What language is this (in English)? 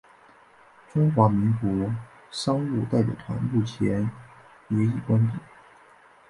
Chinese